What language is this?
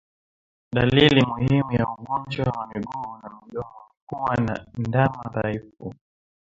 Swahili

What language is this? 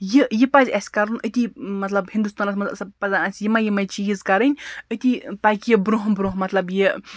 Kashmiri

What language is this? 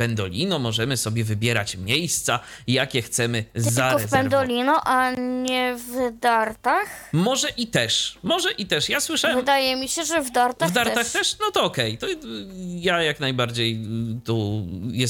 Polish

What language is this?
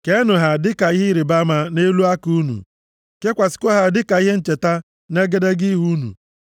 Igbo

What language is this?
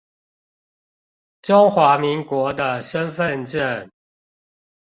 Chinese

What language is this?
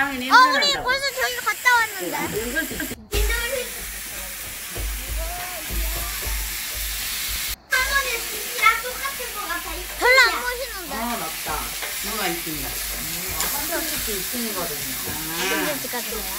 Korean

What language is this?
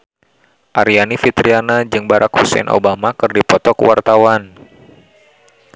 Sundanese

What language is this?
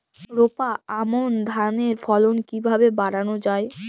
Bangla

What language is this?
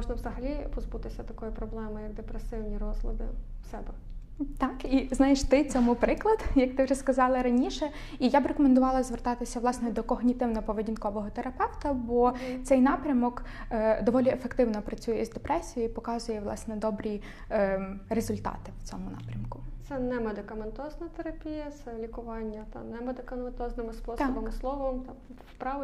Ukrainian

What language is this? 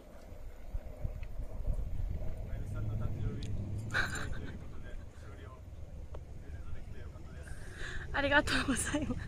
Japanese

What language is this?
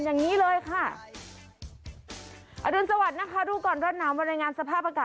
Thai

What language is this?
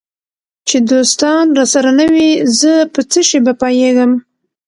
Pashto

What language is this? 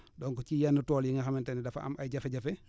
Wolof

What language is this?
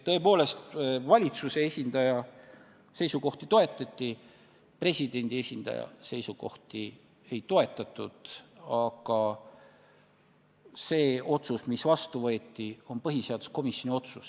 Estonian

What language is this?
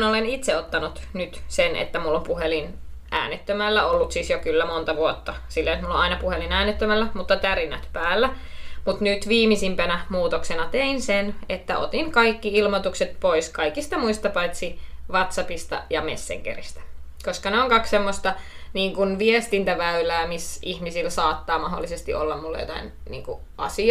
Finnish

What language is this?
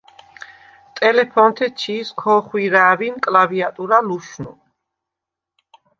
Svan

